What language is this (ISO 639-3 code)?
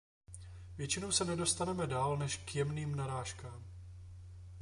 ces